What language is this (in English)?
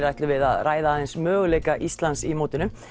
Icelandic